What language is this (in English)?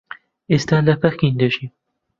Central Kurdish